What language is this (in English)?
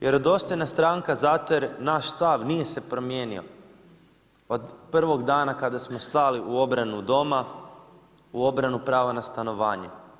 Croatian